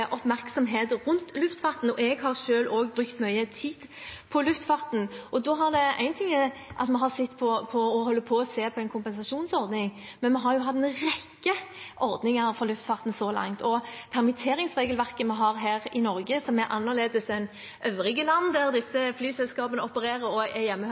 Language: Norwegian Bokmål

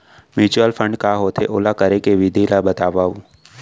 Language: Chhattisgarhi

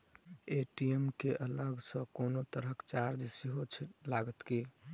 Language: Maithili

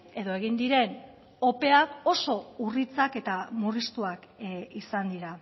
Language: Basque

